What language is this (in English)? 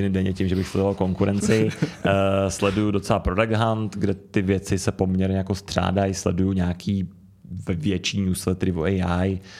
Czech